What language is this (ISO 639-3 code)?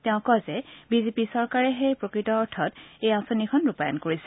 asm